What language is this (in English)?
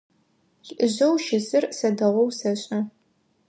Adyghe